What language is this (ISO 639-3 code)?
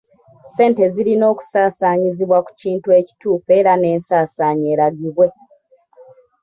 lug